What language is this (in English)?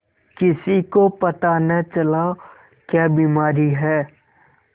Hindi